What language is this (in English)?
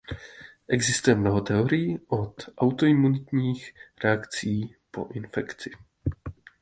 Czech